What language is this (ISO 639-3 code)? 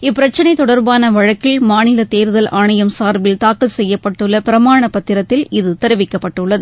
tam